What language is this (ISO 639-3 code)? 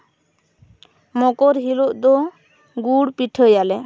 sat